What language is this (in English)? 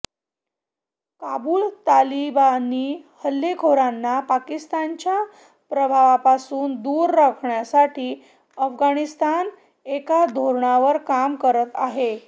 Marathi